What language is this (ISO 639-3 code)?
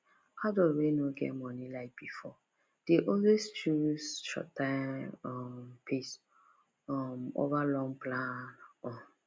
pcm